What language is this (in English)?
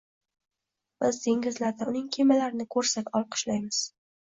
Uzbek